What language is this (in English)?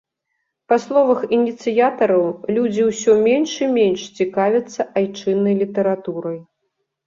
Belarusian